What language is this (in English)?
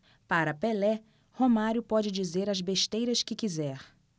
Portuguese